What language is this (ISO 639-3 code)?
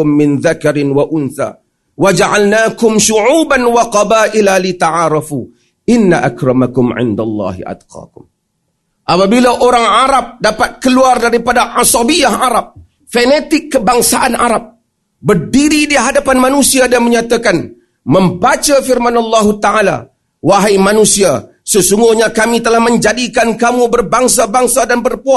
msa